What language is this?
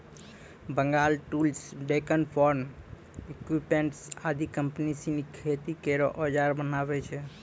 Maithili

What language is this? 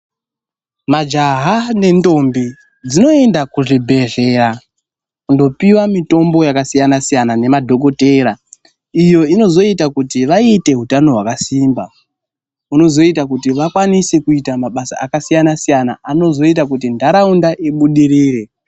Ndau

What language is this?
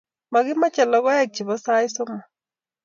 Kalenjin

